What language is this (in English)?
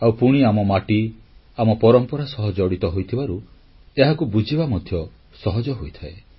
Odia